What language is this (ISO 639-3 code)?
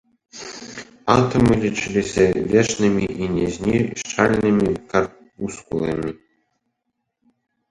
bel